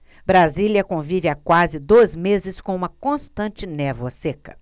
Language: Portuguese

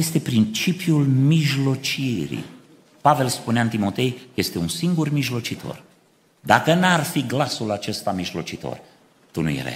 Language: Romanian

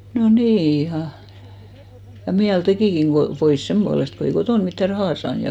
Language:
Finnish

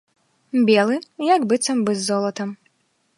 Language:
Belarusian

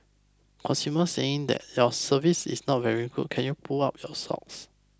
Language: English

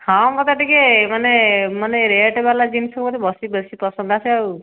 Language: Odia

